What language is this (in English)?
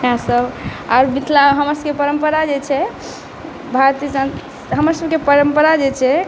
Maithili